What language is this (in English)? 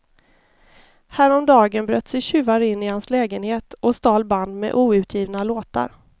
Swedish